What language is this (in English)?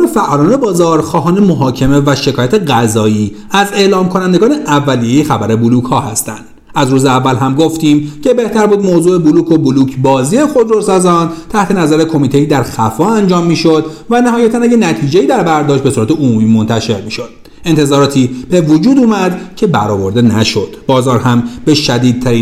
Persian